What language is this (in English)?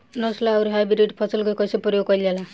Bhojpuri